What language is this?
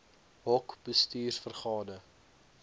Afrikaans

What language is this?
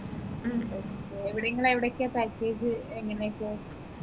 Malayalam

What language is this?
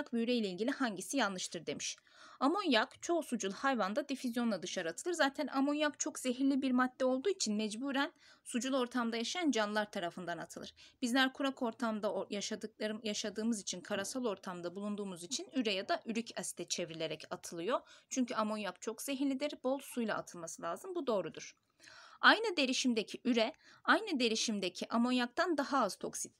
Turkish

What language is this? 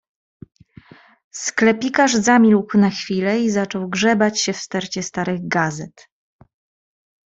Polish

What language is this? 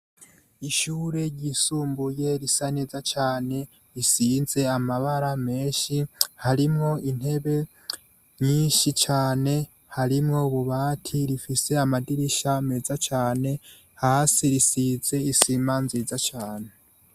Rundi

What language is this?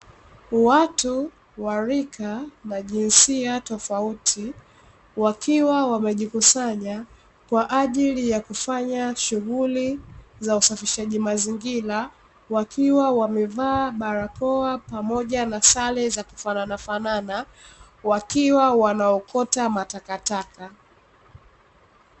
Swahili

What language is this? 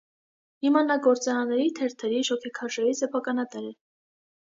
Armenian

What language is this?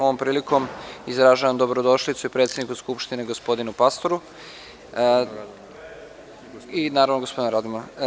Serbian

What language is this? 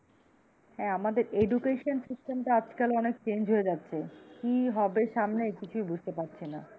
Bangla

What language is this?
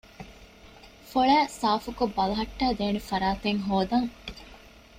Divehi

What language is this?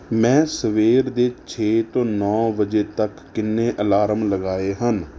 Punjabi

